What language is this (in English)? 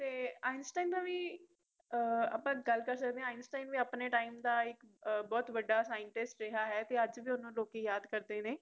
Punjabi